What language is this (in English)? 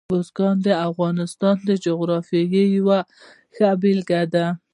Pashto